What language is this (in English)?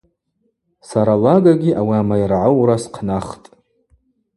Abaza